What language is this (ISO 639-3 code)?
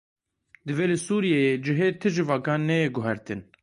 kur